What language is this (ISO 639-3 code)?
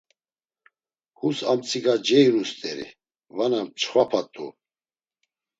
lzz